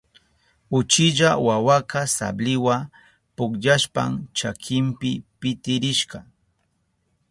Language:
Southern Pastaza Quechua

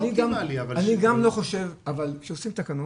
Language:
Hebrew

